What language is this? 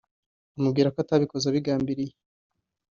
Kinyarwanda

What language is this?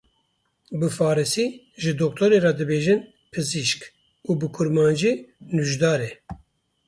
Kurdish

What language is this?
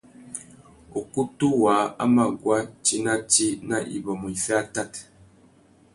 Tuki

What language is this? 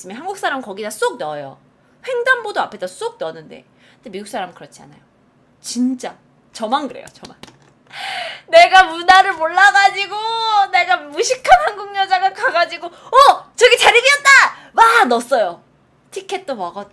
Korean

